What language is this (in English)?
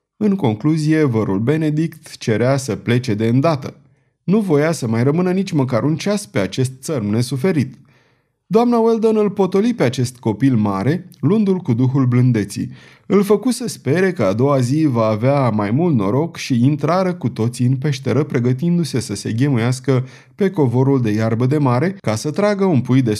Romanian